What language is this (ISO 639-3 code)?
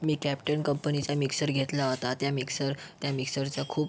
mar